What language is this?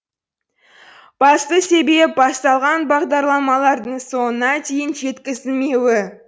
Kazakh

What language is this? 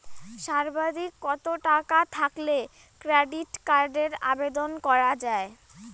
Bangla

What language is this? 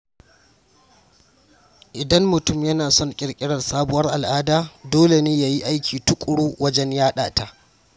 Hausa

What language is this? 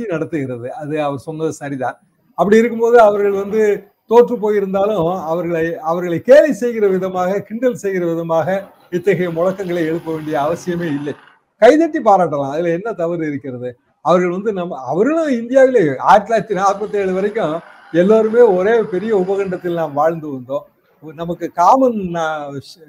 Tamil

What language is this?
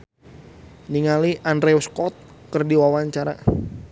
Sundanese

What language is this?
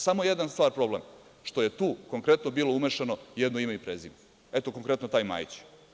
Serbian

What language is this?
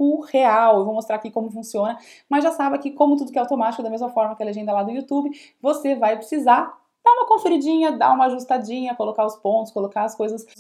Portuguese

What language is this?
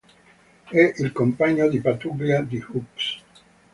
Italian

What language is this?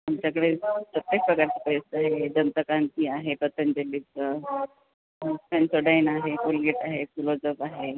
Marathi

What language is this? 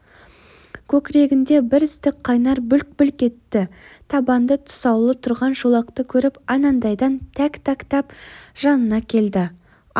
Kazakh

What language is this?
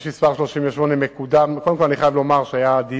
Hebrew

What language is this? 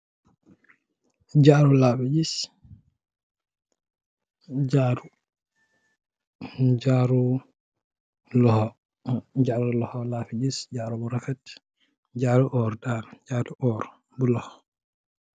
Wolof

